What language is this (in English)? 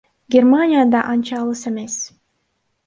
Kyrgyz